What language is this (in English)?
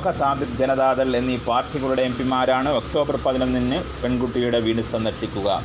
Malayalam